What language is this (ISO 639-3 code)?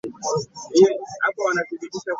lug